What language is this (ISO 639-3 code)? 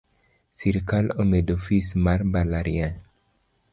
luo